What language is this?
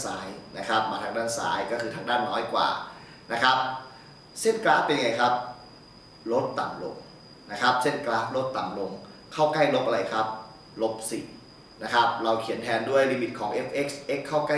Thai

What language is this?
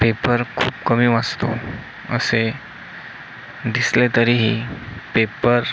Marathi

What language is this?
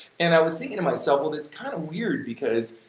English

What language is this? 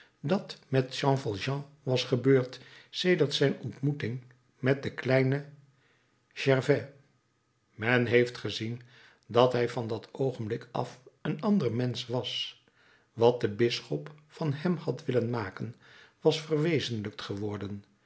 Dutch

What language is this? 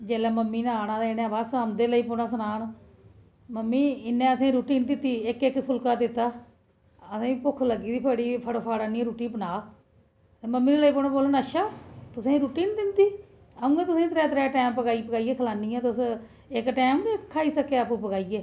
Dogri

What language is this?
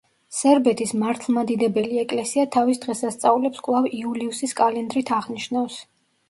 Georgian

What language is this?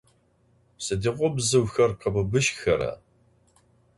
Adyghe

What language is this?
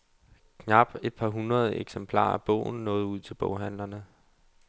Danish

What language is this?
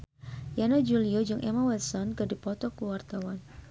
Sundanese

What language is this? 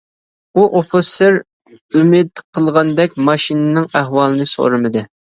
Uyghur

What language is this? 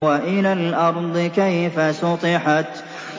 Arabic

